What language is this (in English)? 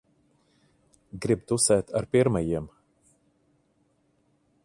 Latvian